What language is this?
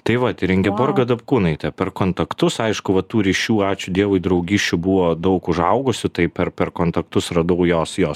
Lithuanian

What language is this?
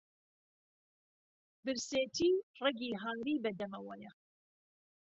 Central Kurdish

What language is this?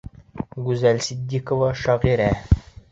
Bashkir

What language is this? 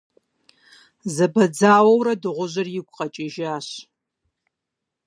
Kabardian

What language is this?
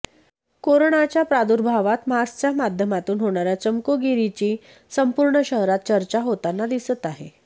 Marathi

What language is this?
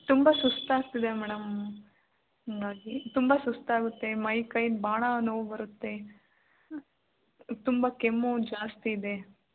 Kannada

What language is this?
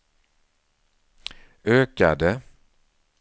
Swedish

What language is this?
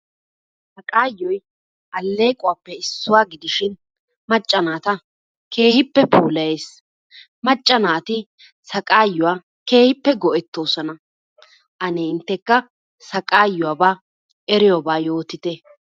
Wolaytta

